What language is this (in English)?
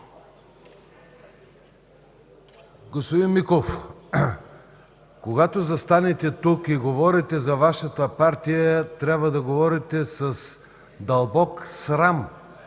Bulgarian